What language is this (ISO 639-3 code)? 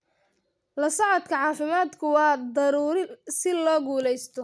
som